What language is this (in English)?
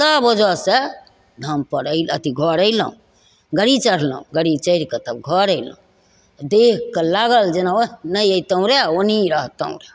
Maithili